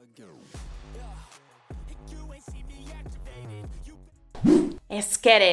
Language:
Italian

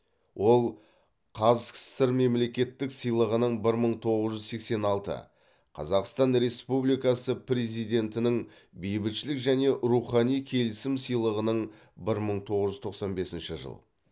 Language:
Kazakh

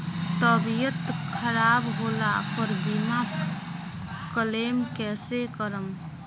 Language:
Bhojpuri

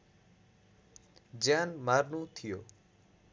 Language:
Nepali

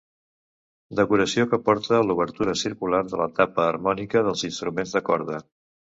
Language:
Catalan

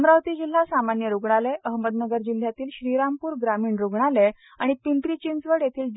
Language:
Marathi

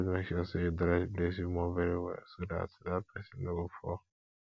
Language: Nigerian Pidgin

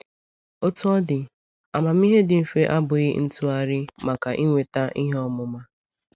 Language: Igbo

